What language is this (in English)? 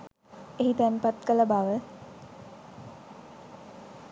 Sinhala